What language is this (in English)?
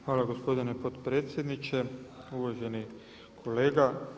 Croatian